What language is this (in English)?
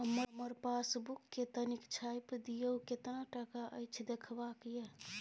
Maithili